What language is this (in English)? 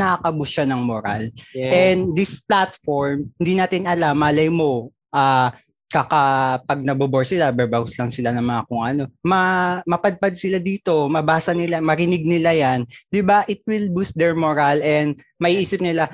Filipino